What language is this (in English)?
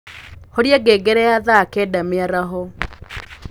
Kikuyu